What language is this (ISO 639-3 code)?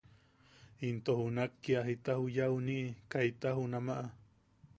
yaq